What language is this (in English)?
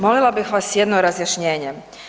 Croatian